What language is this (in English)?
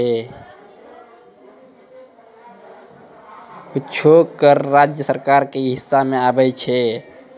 Maithili